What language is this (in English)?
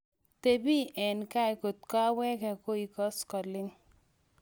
Kalenjin